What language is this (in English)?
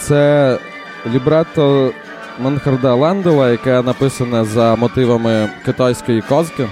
Ukrainian